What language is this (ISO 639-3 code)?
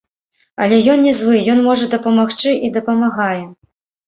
bel